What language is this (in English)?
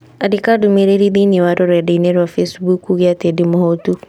Kikuyu